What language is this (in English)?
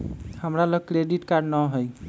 Magahi